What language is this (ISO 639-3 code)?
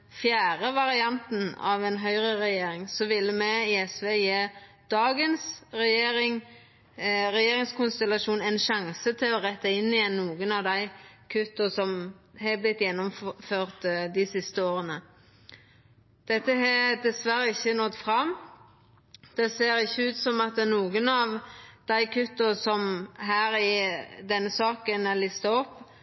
nno